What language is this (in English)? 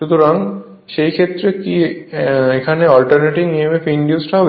Bangla